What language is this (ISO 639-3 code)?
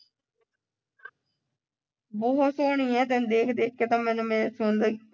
pan